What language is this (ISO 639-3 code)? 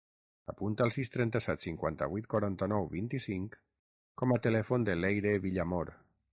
cat